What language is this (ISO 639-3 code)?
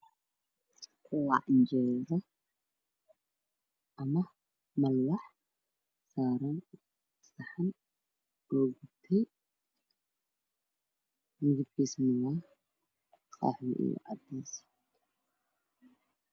som